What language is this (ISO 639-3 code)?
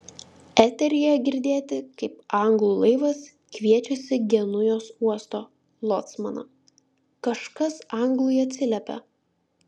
lit